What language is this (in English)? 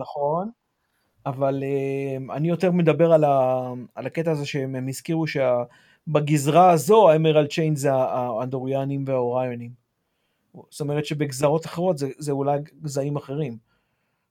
Hebrew